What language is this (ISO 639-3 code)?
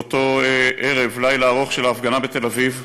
heb